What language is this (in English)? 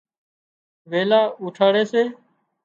Wadiyara Koli